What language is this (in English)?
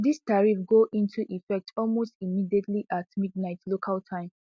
Nigerian Pidgin